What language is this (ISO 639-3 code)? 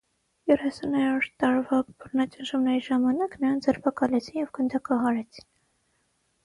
hye